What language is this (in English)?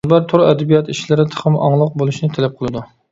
Uyghur